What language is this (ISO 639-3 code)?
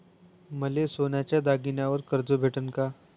mar